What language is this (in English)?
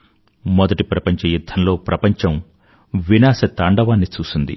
Telugu